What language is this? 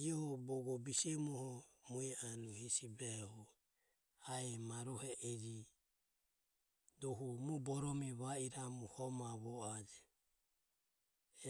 Ömie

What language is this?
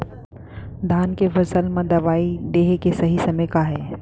Chhattisgarhi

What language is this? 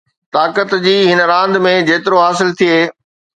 Sindhi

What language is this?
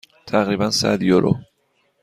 Persian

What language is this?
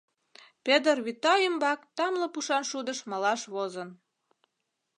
Mari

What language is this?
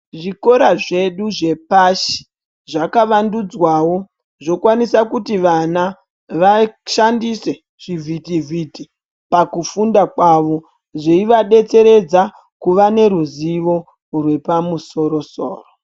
Ndau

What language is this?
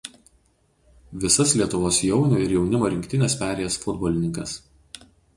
Lithuanian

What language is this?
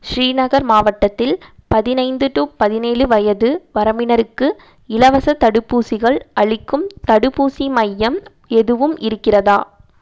Tamil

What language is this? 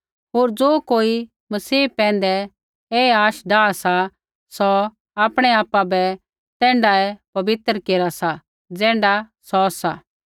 Kullu Pahari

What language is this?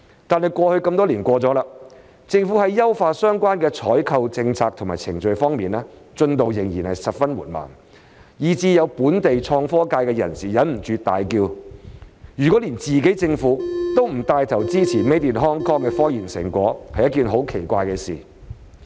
Cantonese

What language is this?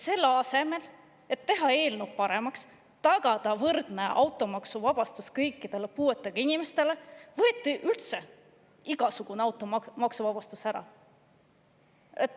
Estonian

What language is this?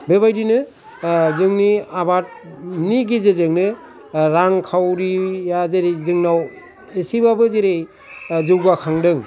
Bodo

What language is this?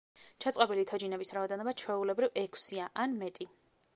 Georgian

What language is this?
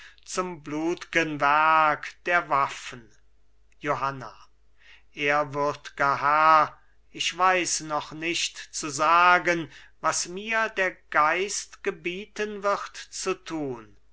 German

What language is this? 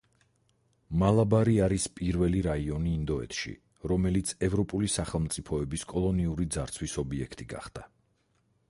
Georgian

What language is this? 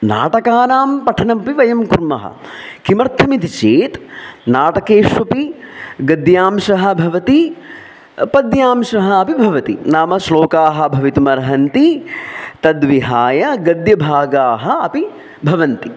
Sanskrit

